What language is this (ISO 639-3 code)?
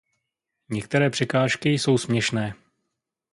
ces